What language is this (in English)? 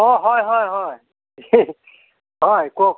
Assamese